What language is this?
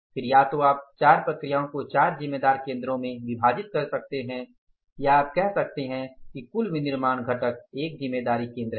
Hindi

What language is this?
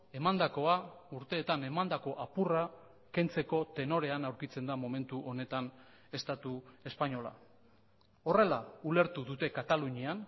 Basque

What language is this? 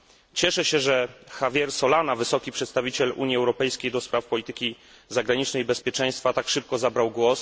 Polish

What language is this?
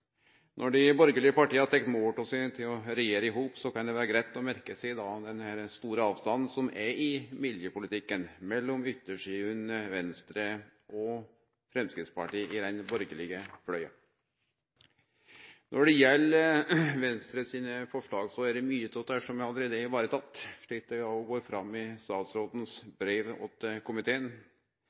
Norwegian Nynorsk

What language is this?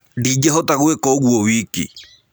Kikuyu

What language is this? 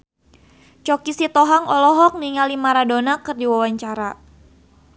Sundanese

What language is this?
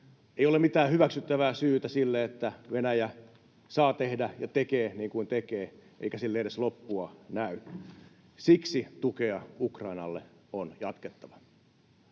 Finnish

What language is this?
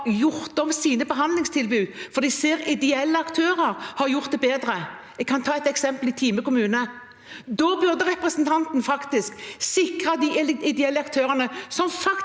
Norwegian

